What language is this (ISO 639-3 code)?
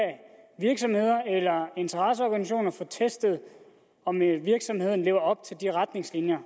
dan